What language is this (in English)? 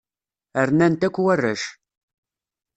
Kabyle